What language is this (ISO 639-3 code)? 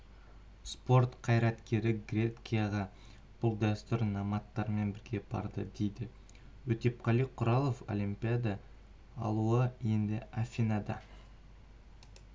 kaz